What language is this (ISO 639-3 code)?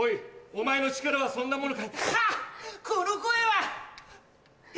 jpn